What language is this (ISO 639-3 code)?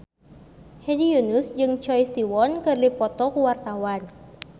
sun